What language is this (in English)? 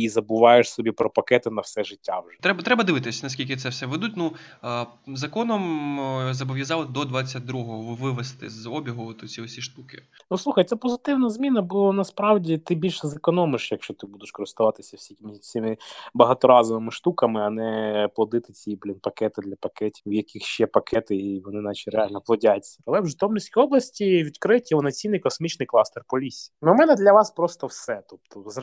Ukrainian